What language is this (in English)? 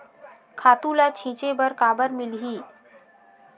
Chhattisgarhi